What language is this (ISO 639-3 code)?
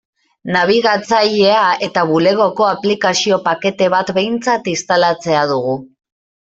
eus